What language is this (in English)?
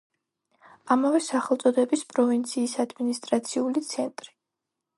Georgian